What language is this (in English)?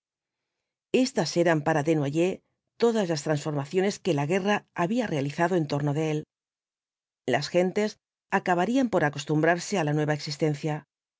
Spanish